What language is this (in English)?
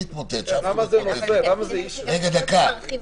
Hebrew